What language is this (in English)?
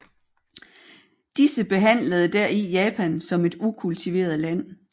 Danish